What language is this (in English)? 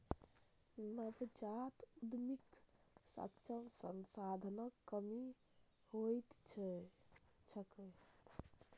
Maithili